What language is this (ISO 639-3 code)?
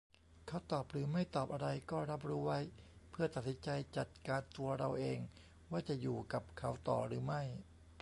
tha